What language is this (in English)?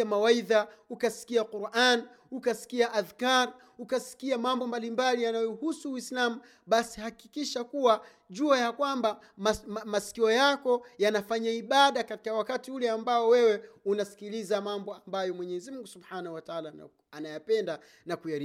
Swahili